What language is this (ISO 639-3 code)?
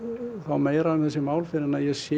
isl